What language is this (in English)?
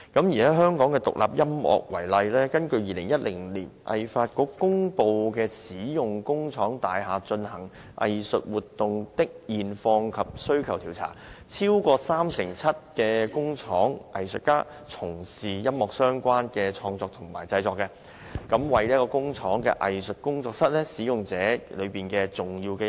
Cantonese